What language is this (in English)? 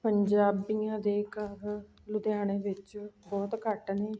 Punjabi